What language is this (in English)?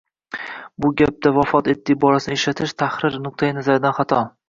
Uzbek